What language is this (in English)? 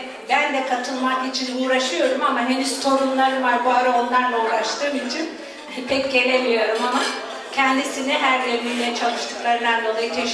Turkish